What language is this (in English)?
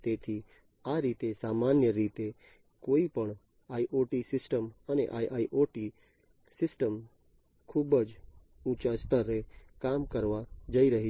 Gujarati